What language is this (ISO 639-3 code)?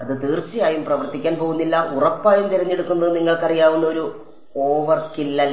mal